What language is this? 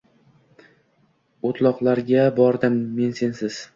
Uzbek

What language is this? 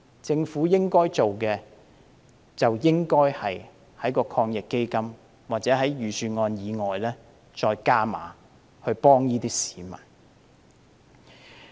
Cantonese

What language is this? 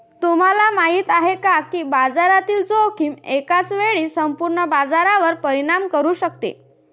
Marathi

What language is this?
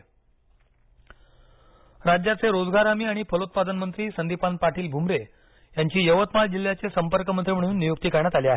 Marathi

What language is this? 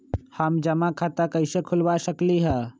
Magahi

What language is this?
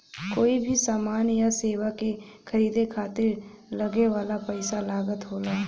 Bhojpuri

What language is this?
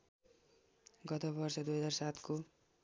Nepali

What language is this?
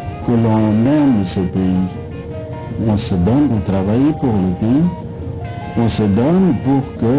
French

